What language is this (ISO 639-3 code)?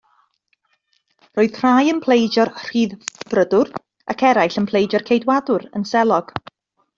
cym